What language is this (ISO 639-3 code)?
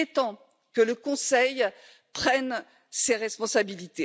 fra